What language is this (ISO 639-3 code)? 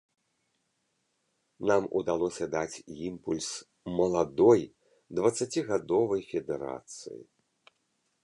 bel